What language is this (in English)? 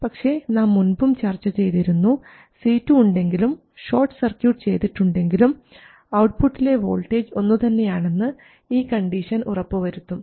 Malayalam